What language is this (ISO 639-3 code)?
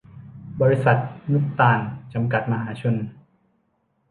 tha